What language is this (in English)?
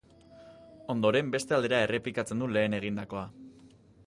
Basque